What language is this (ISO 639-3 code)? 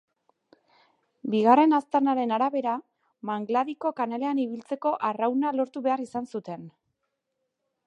eus